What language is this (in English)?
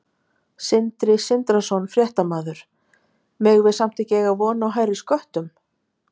Icelandic